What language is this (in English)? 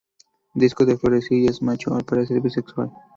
Spanish